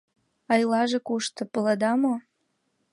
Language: Mari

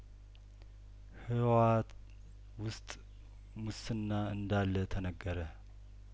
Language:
Amharic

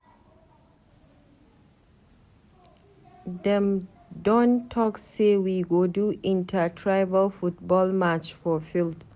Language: Nigerian Pidgin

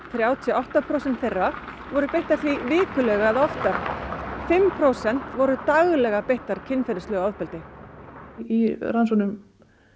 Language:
Icelandic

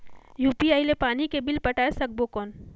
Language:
Chhattisgarhi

